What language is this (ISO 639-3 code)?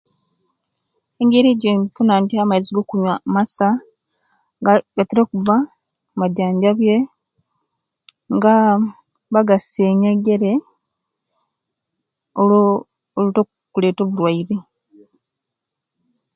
lke